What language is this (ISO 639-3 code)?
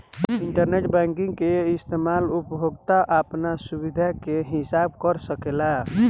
bho